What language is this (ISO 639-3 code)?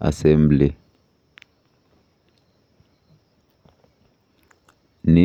kln